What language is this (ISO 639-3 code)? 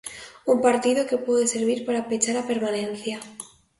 glg